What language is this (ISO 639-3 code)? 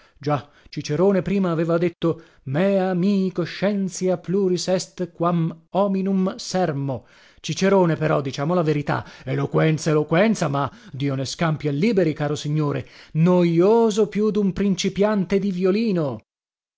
ita